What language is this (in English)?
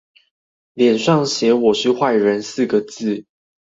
Chinese